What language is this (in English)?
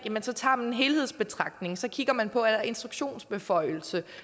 Danish